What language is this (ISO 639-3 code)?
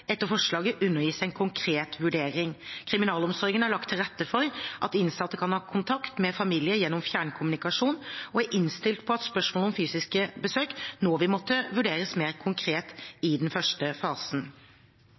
nob